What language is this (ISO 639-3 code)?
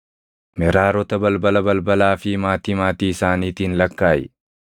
orm